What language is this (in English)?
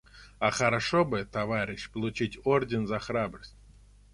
Russian